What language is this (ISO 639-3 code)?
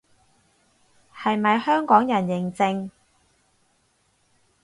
yue